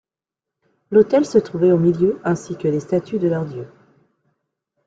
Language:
French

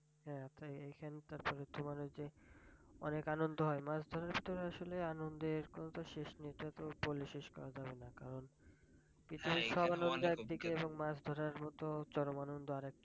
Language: Bangla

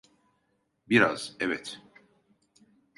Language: Turkish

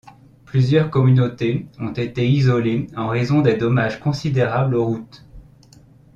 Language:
French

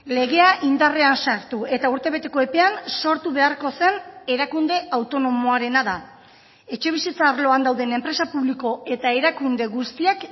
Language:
Basque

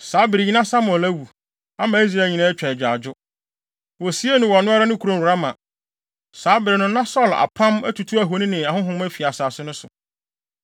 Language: Akan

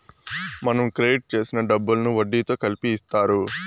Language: Telugu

